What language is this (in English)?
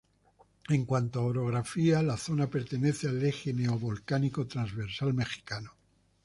Spanish